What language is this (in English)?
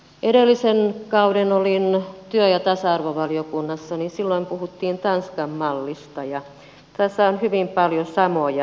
Finnish